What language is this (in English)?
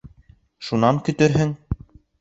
Bashkir